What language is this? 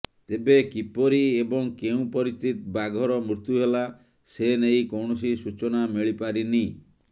Odia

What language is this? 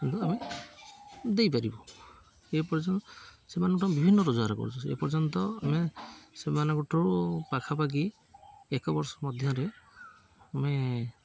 Odia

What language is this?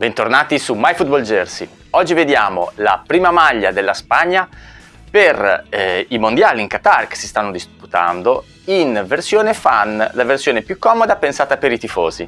Italian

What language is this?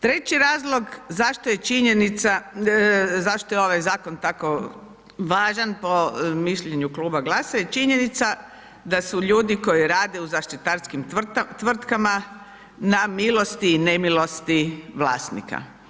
Croatian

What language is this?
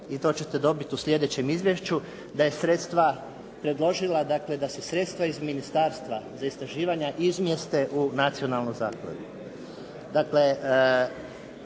Croatian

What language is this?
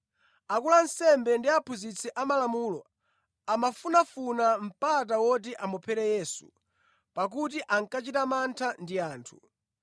Nyanja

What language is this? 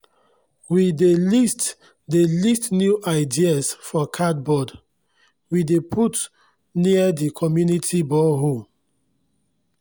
Nigerian Pidgin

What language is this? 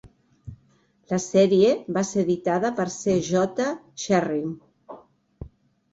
Catalan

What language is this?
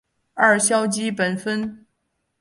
Chinese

